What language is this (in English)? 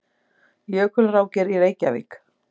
Icelandic